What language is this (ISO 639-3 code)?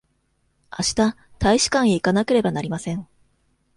jpn